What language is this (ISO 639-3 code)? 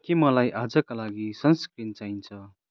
nep